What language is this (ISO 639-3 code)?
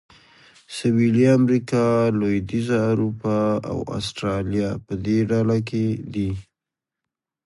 pus